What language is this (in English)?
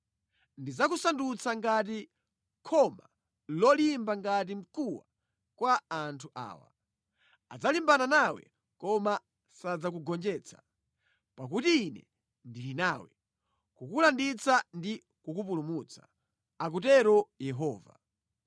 Nyanja